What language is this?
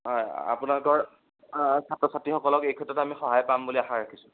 Assamese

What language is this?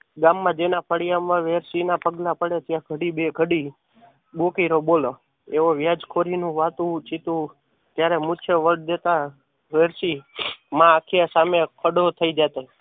Gujarati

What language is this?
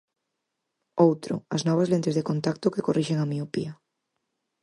Galician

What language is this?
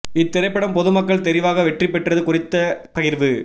Tamil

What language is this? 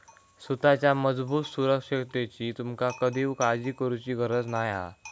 Marathi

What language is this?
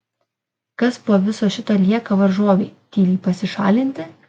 Lithuanian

